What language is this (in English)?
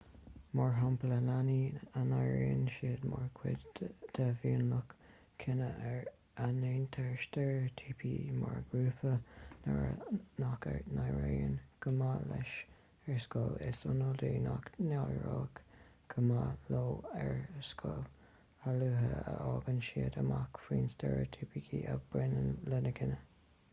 Irish